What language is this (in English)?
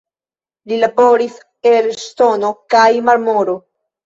Esperanto